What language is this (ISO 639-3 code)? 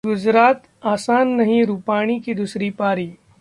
hin